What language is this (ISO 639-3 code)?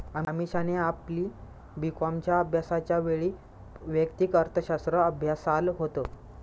mar